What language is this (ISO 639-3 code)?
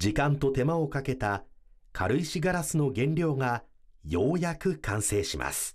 jpn